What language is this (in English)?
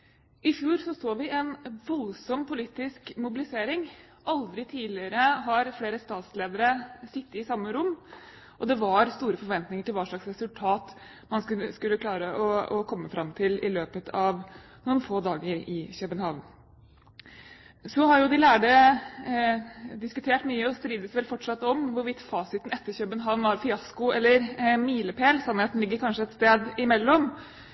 Norwegian Bokmål